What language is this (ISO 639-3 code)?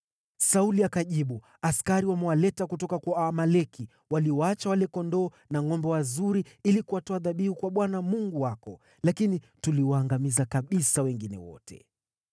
swa